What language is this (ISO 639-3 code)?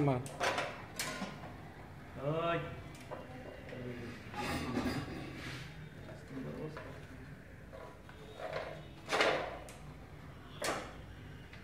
ben